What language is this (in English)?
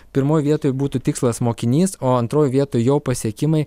Lithuanian